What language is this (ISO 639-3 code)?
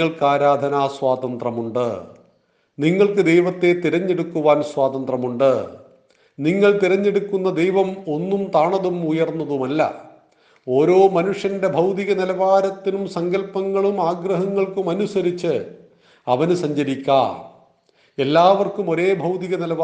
mal